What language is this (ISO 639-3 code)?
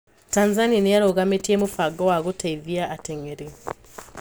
kik